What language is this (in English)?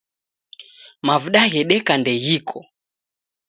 Taita